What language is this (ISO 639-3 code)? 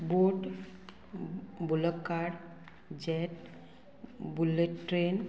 kok